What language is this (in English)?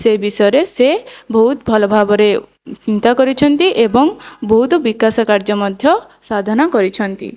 Odia